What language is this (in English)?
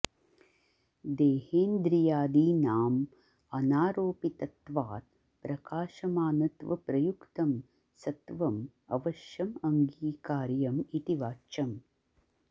Sanskrit